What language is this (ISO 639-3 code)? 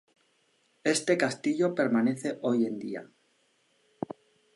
spa